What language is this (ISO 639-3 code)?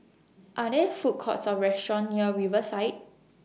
eng